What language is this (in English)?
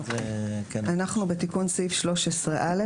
Hebrew